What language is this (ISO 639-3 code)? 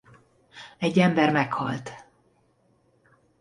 hun